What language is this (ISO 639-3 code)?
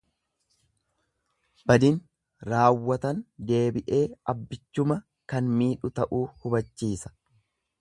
orm